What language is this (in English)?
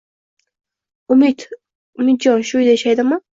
Uzbek